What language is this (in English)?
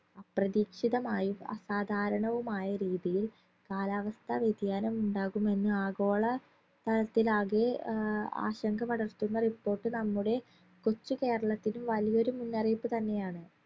Malayalam